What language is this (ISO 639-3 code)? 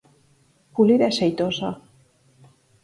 glg